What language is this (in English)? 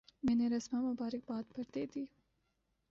Urdu